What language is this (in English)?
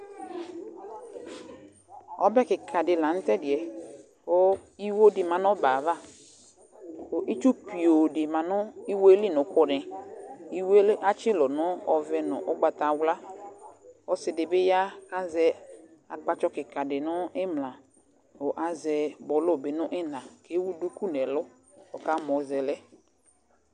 Ikposo